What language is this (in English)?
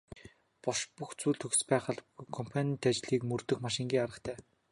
Mongolian